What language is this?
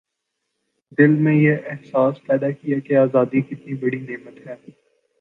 Urdu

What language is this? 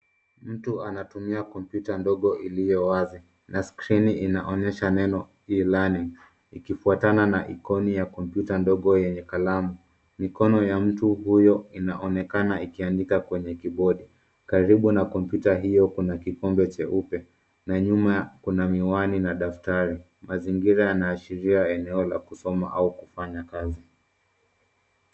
Swahili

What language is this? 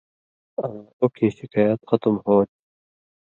Indus Kohistani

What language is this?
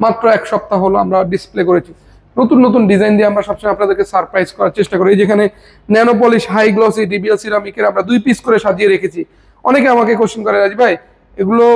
Bangla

